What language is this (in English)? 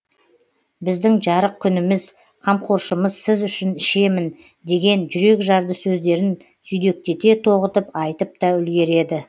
Kazakh